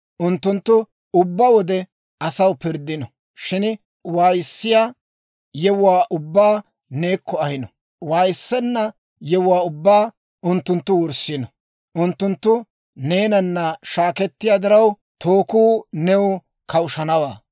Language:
Dawro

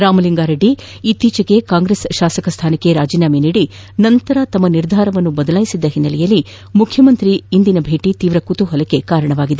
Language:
Kannada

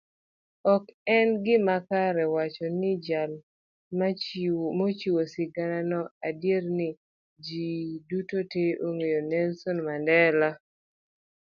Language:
Luo (Kenya and Tanzania)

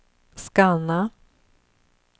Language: Swedish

